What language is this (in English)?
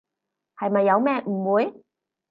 Cantonese